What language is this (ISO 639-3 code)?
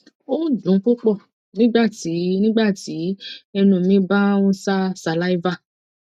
yor